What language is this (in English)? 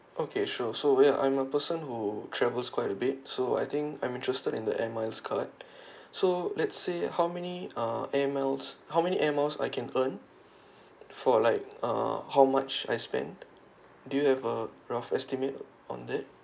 English